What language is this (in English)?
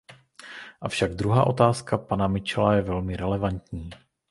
Czech